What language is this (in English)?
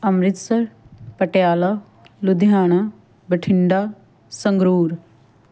Punjabi